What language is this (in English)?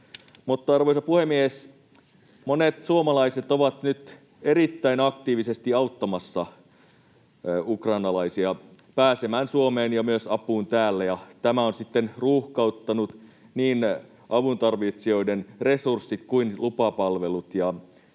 Finnish